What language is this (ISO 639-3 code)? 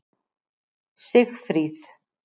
isl